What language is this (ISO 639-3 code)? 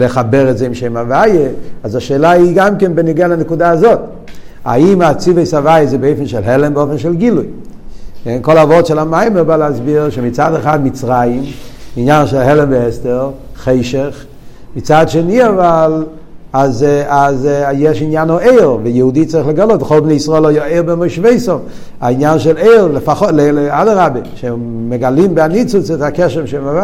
heb